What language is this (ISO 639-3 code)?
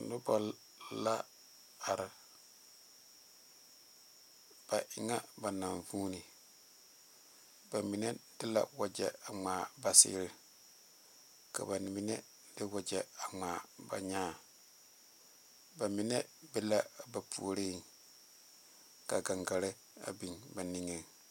dga